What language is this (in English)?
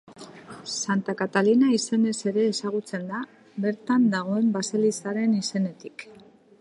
Basque